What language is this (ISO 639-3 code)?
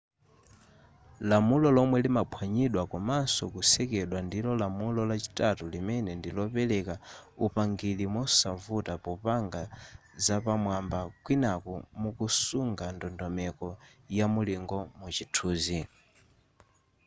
nya